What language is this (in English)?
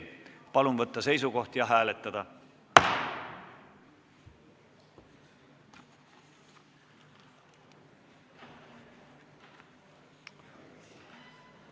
Estonian